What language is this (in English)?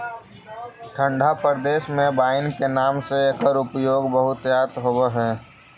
Magahi